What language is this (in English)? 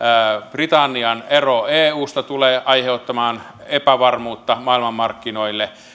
Finnish